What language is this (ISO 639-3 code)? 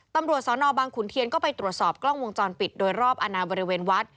tha